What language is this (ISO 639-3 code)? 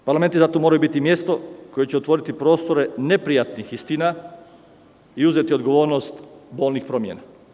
srp